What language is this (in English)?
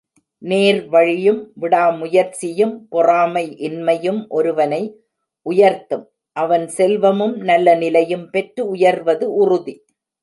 Tamil